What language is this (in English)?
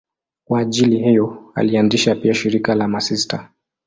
Swahili